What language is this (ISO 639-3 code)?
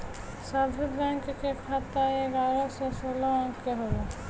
bho